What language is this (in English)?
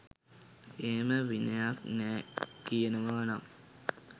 Sinhala